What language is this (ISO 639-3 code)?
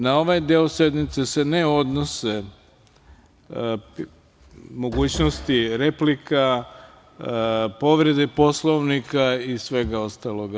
srp